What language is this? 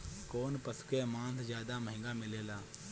Bhojpuri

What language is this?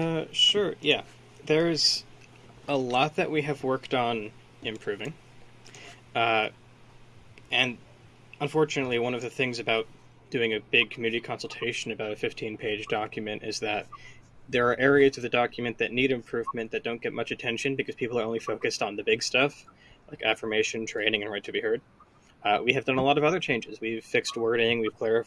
English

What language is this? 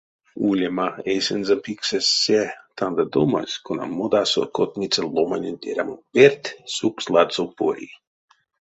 Erzya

